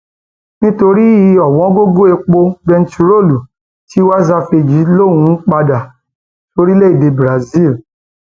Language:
Yoruba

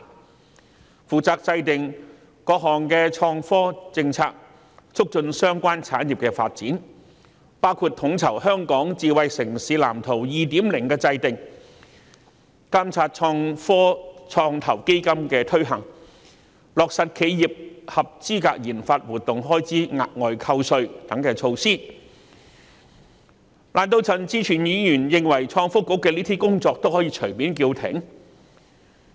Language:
Cantonese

